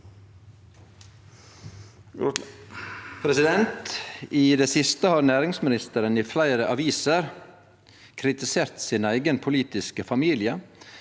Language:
Norwegian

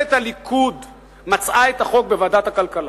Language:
Hebrew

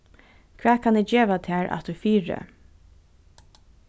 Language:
Faroese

